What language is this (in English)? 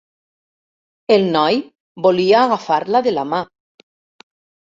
Catalan